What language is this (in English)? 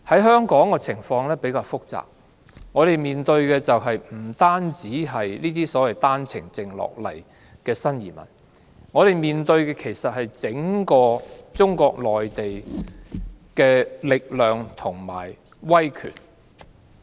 Cantonese